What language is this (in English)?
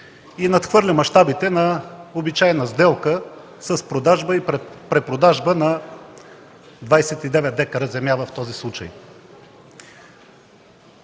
Bulgarian